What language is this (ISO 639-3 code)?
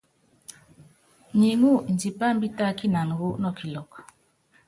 yav